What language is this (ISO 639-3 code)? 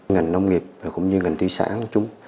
vie